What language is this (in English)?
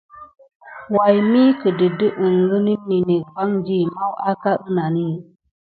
Gidar